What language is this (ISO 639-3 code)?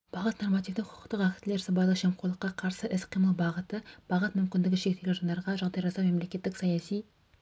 kaz